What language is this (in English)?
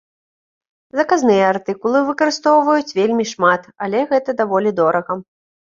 Belarusian